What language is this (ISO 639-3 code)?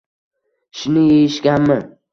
uzb